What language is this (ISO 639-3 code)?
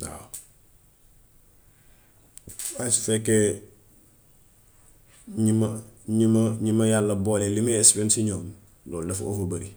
wof